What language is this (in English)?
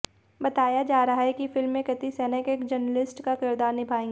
Hindi